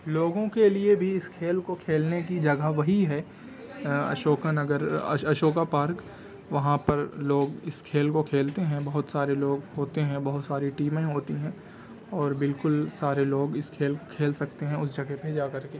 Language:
Urdu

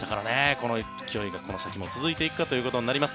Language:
Japanese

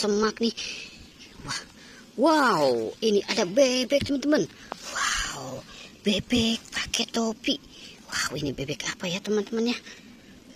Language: Indonesian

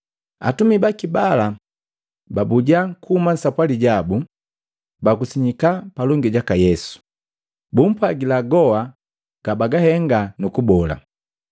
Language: Matengo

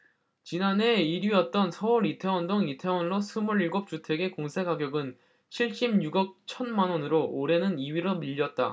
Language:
Korean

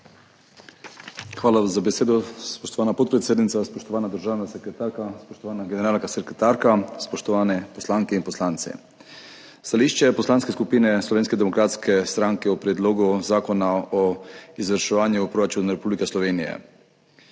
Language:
Slovenian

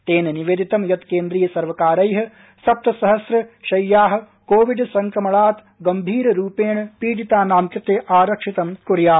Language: Sanskrit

